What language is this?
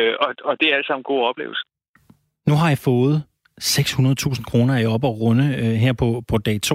Danish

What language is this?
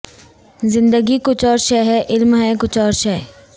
Urdu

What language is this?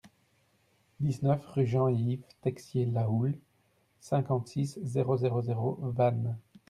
French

